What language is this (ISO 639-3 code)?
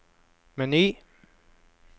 nor